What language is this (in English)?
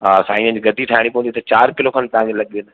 Sindhi